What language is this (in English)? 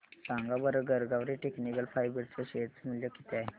Marathi